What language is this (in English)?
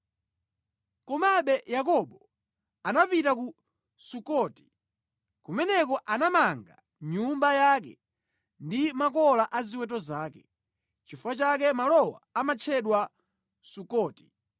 Nyanja